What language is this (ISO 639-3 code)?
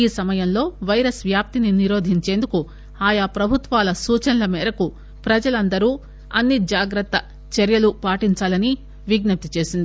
tel